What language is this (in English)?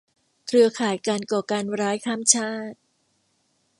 Thai